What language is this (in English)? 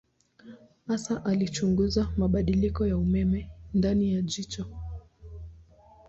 Swahili